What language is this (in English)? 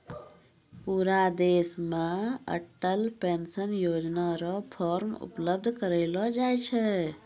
Maithili